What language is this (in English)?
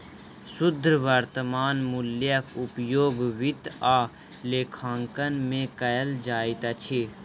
Maithili